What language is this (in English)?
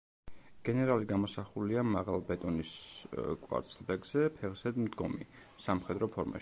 Georgian